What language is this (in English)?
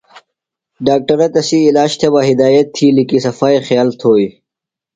Phalura